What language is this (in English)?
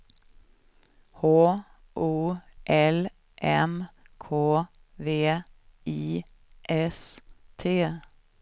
Swedish